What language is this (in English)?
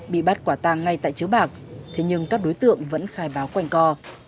Vietnamese